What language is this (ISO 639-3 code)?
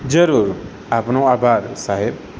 guj